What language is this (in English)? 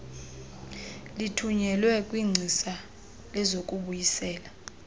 Xhosa